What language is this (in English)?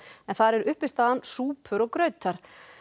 Icelandic